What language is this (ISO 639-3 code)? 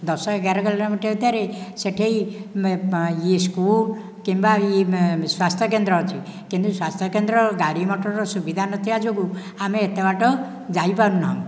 ori